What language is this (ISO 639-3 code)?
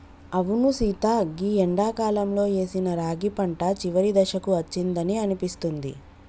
tel